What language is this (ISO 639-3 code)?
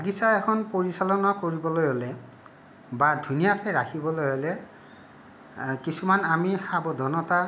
asm